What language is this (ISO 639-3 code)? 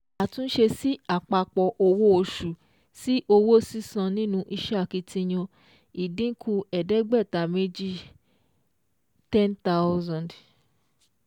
yor